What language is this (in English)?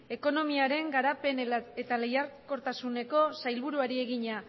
Basque